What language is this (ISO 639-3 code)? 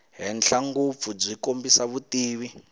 tso